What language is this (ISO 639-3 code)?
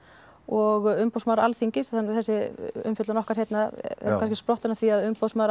isl